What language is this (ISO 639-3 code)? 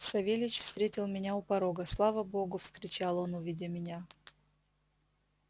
rus